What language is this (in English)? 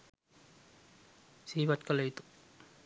Sinhala